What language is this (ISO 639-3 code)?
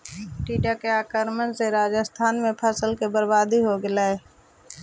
mag